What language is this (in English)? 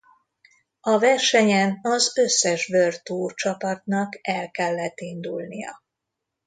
Hungarian